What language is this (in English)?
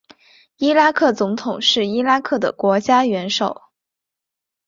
Chinese